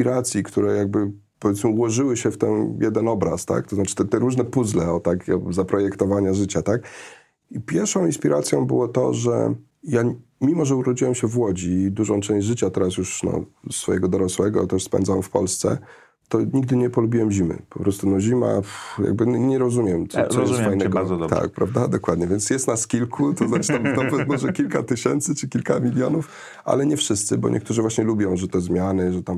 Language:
Polish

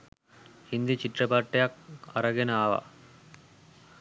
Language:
Sinhala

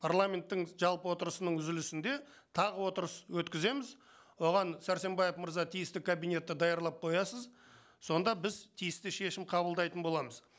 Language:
Kazakh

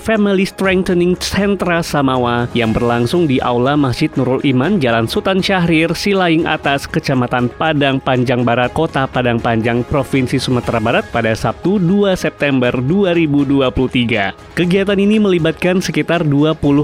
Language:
Indonesian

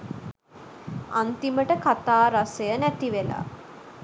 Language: Sinhala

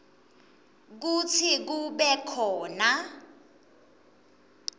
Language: Swati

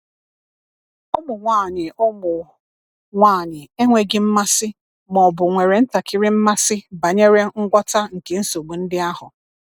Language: Igbo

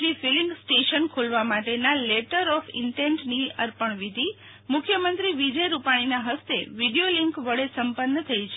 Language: Gujarati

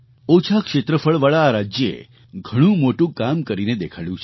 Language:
Gujarati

